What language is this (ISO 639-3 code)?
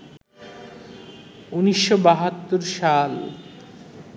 ben